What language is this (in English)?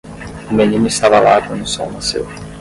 Portuguese